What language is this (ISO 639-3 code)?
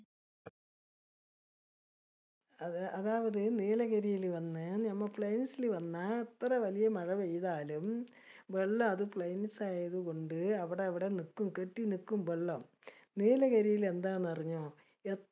mal